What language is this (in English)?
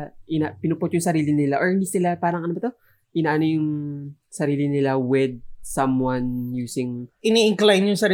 Filipino